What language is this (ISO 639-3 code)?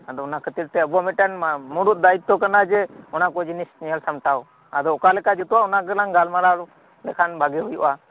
sat